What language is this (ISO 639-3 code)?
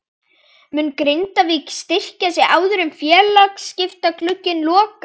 isl